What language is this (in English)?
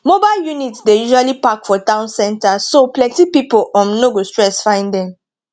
Nigerian Pidgin